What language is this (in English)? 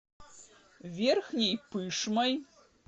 Russian